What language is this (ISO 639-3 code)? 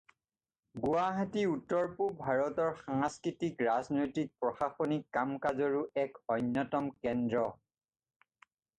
asm